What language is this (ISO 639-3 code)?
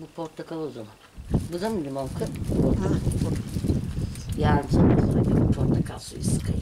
tur